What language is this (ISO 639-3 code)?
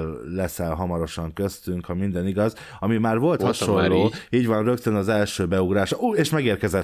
hun